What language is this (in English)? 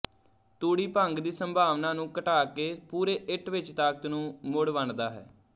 Punjabi